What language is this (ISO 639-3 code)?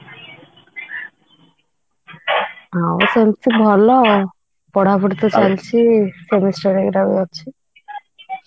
ori